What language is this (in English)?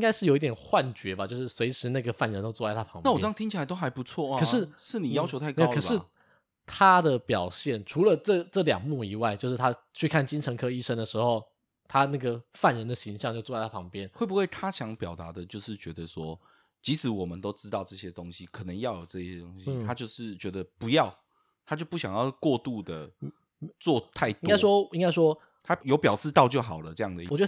Chinese